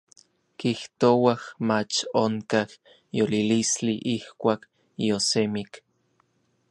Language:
Orizaba Nahuatl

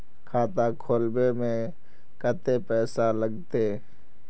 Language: Magahi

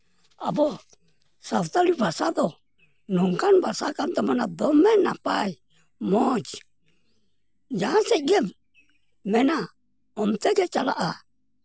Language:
Santali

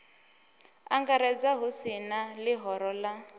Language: Venda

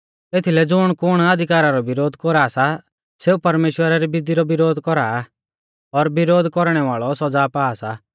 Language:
Mahasu Pahari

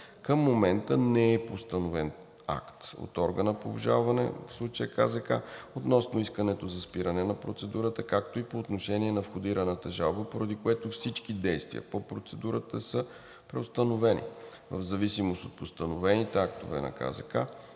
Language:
Bulgarian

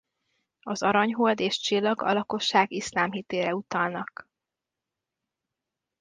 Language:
Hungarian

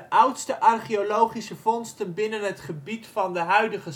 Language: Dutch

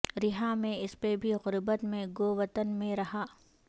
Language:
Urdu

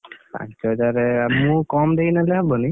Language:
Odia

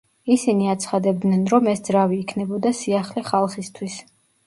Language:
Georgian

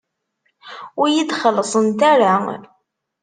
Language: Kabyle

